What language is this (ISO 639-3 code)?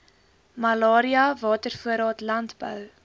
afr